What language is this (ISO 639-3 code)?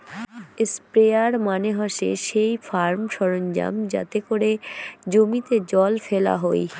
ben